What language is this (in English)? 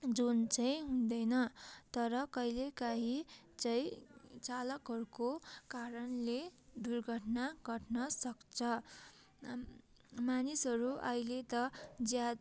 Nepali